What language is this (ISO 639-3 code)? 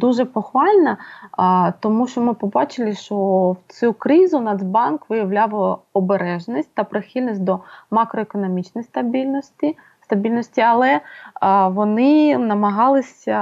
ukr